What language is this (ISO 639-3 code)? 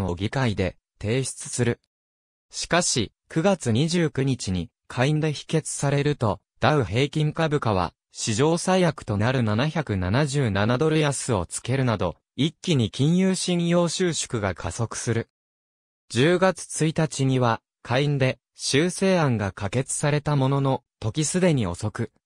jpn